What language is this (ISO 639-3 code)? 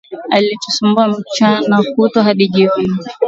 swa